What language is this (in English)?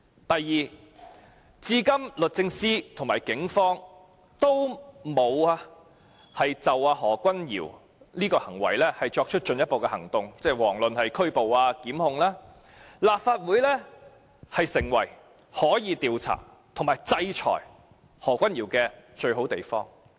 Cantonese